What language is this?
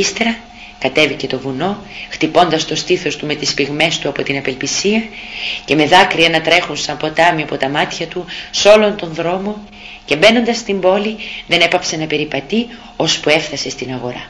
Greek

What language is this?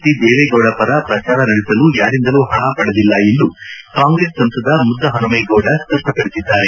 Kannada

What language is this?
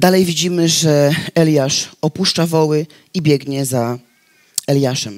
Polish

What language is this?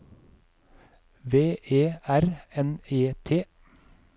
Norwegian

